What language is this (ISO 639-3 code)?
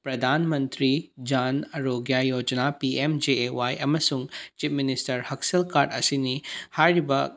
mni